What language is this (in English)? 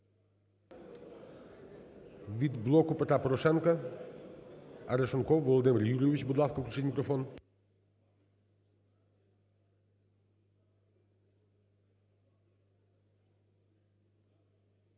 Ukrainian